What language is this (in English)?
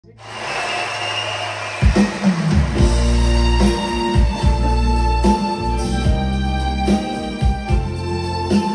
Dutch